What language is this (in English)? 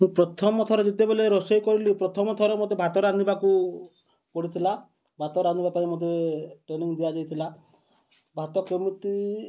Odia